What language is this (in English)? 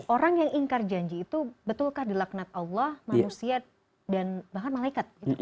Indonesian